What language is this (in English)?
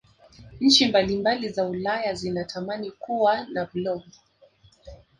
Swahili